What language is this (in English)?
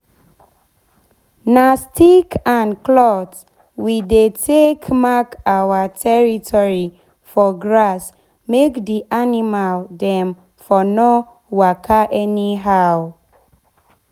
Nigerian Pidgin